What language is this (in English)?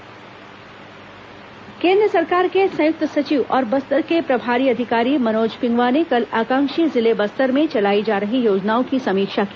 Hindi